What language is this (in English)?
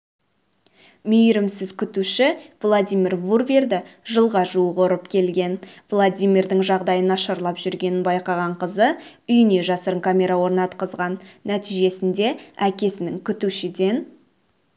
Kazakh